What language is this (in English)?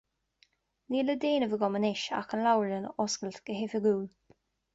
Irish